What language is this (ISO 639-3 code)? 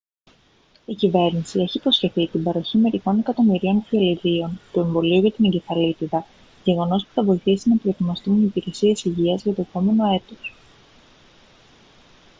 ell